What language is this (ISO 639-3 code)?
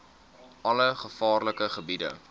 afr